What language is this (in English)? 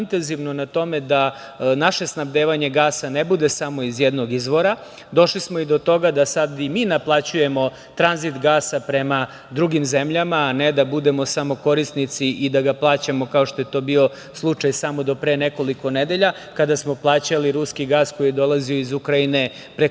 Serbian